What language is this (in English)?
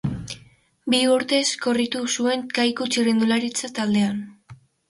Basque